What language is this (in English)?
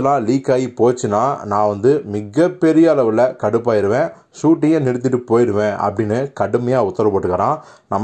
Arabic